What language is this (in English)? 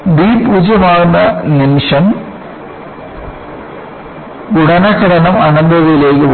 Malayalam